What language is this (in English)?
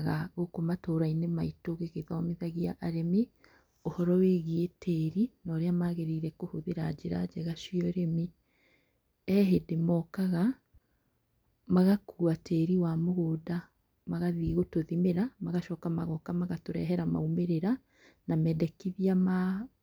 Kikuyu